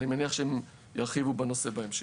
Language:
Hebrew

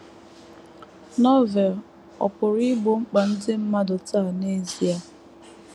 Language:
Igbo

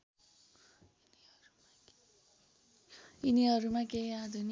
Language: Nepali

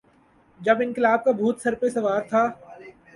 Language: Urdu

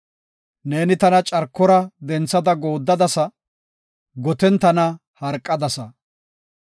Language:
Gofa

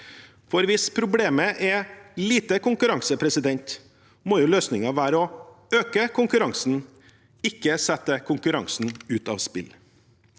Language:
Norwegian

